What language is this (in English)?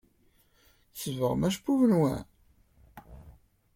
Kabyle